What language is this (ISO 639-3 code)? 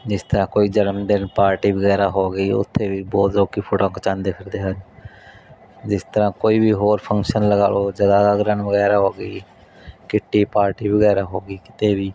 pan